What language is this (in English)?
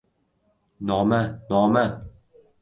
Uzbek